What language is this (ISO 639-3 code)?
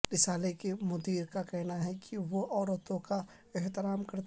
urd